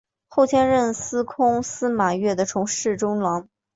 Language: Chinese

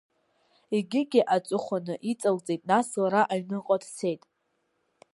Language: Abkhazian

